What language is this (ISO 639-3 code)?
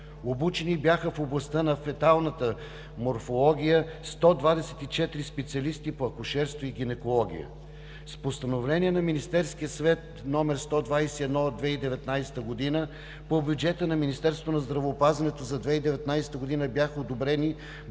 bul